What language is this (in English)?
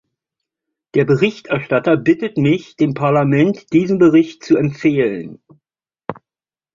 German